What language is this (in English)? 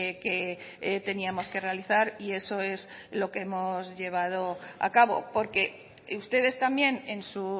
Spanish